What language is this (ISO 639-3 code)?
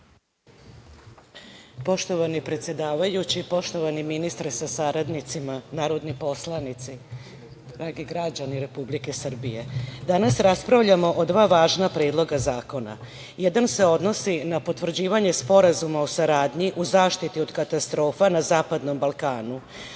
srp